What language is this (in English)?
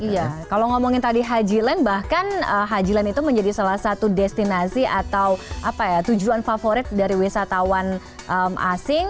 Indonesian